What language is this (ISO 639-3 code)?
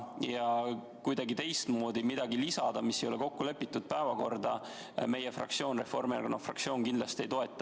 est